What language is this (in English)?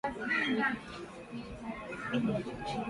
Swahili